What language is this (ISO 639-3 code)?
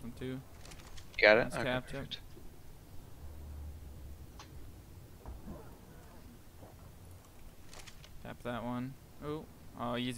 eng